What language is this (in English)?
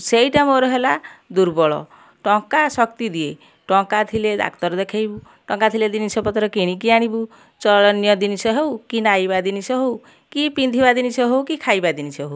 Odia